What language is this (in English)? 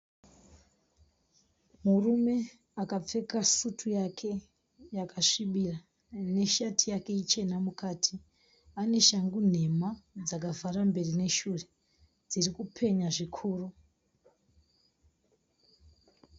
Shona